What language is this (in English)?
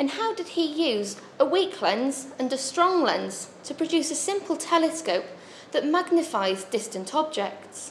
English